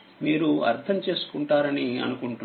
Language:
Telugu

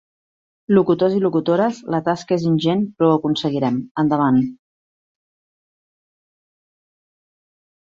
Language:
Catalan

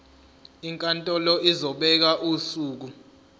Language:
Zulu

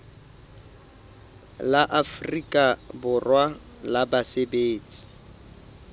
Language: Southern Sotho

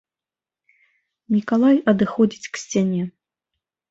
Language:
Belarusian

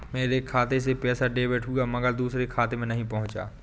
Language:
Hindi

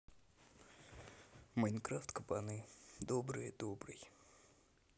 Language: Russian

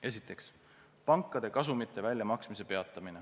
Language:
Estonian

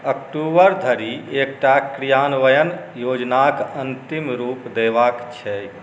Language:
Maithili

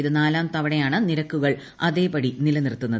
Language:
Malayalam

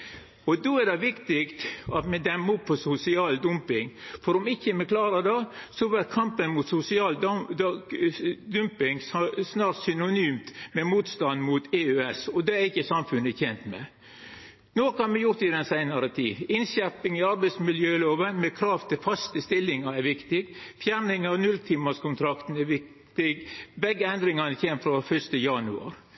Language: Norwegian Nynorsk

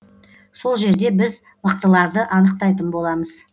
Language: Kazakh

